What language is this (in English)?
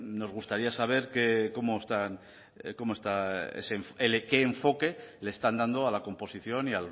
Spanish